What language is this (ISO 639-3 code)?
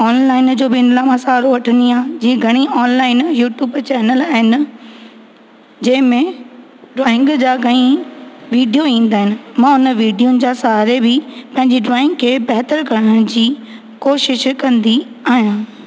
snd